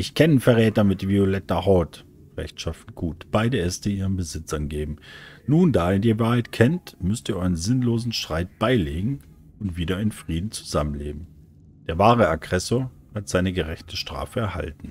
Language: German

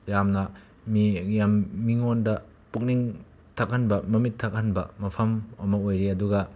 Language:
Manipuri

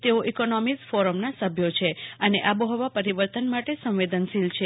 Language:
Gujarati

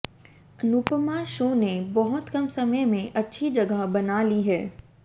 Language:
Hindi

